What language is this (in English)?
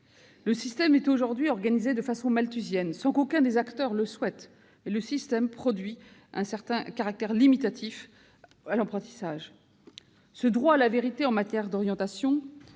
French